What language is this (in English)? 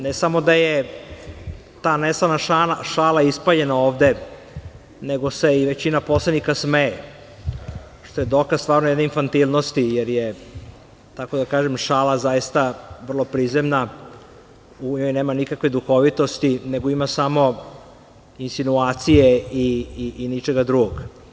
Serbian